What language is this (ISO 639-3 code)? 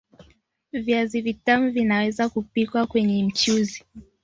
swa